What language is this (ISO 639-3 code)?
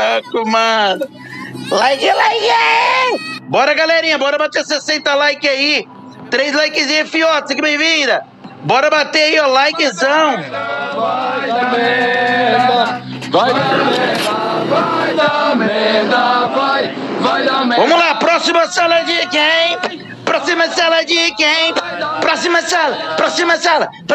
por